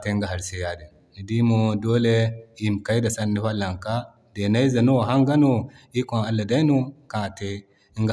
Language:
Zarma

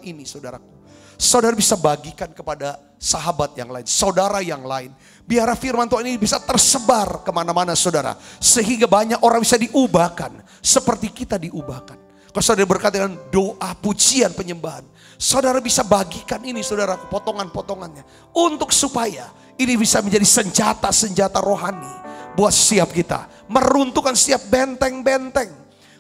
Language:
Indonesian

